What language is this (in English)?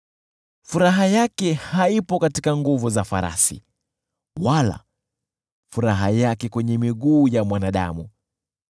Swahili